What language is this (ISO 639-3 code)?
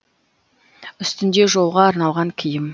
kaz